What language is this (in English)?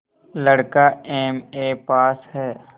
Hindi